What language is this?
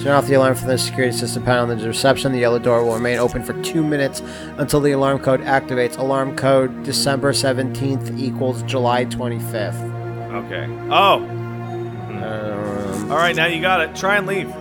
English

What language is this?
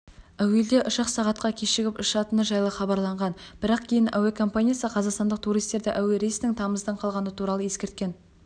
Kazakh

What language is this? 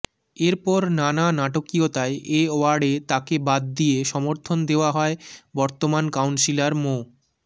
Bangla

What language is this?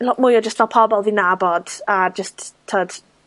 Welsh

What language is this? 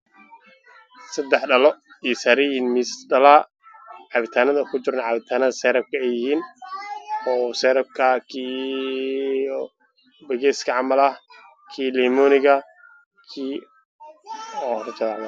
Somali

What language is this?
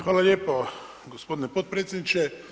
Croatian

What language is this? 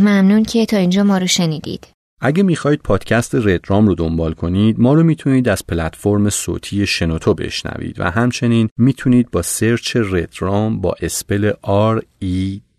Persian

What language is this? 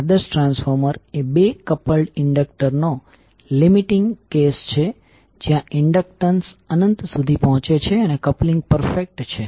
Gujarati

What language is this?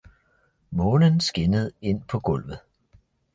Danish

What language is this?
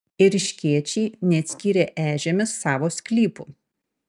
Lithuanian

